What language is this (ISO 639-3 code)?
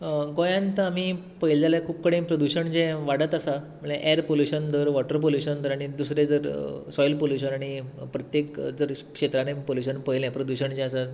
kok